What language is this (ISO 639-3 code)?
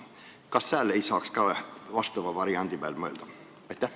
est